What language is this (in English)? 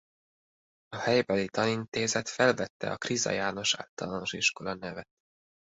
Hungarian